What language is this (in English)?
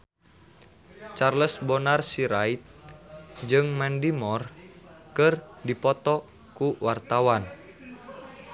Sundanese